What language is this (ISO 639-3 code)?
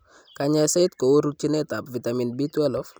kln